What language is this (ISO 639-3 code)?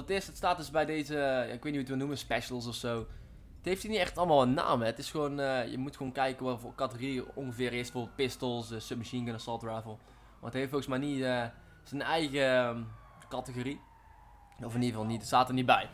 nld